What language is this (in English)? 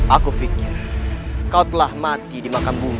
Indonesian